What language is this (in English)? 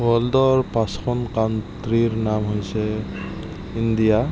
Assamese